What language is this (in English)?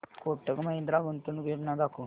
Marathi